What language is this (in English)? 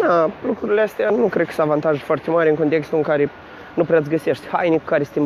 Romanian